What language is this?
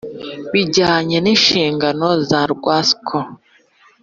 Kinyarwanda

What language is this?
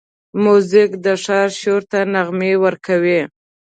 Pashto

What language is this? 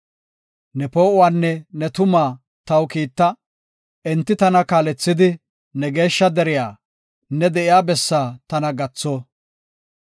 Gofa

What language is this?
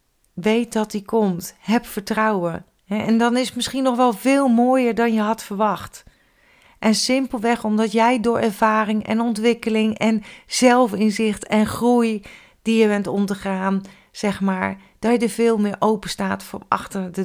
Dutch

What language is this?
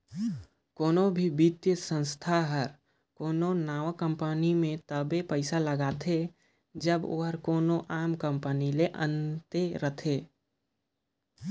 Chhattisgarhi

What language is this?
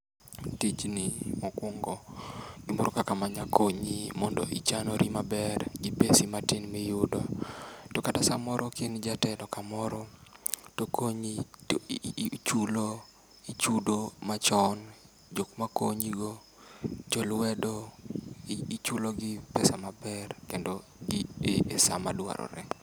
Luo (Kenya and Tanzania)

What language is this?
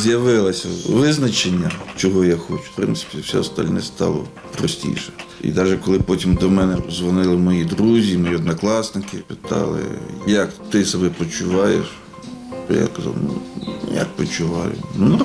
Ukrainian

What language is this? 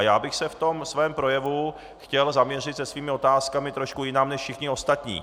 Czech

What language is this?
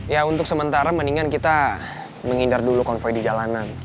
Indonesian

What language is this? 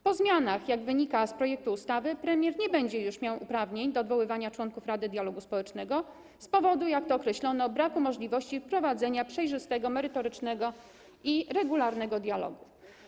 Polish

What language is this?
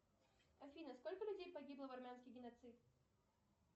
Russian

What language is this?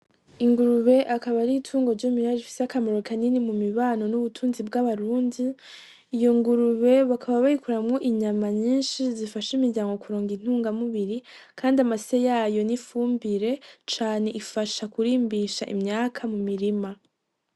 Rundi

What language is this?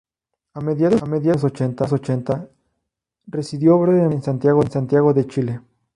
Spanish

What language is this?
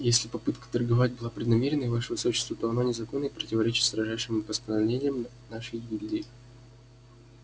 Russian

